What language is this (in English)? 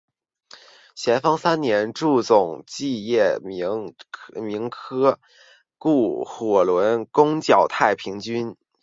Chinese